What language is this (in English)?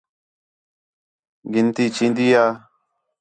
Khetrani